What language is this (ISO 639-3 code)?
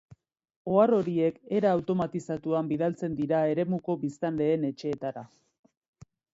eus